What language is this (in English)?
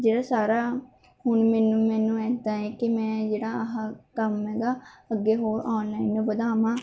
Punjabi